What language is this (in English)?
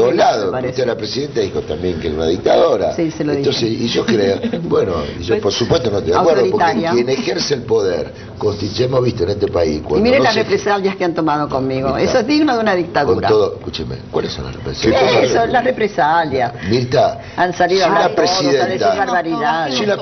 Spanish